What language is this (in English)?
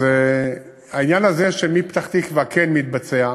Hebrew